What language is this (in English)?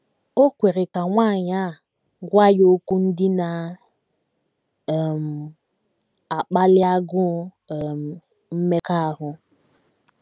Igbo